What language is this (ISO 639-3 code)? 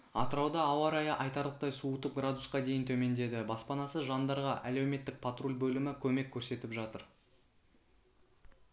kaz